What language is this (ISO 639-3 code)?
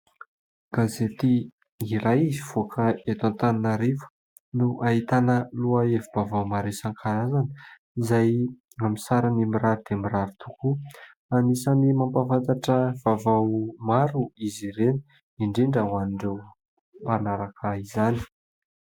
mlg